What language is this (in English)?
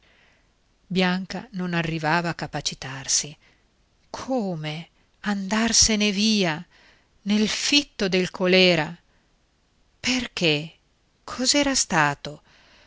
Italian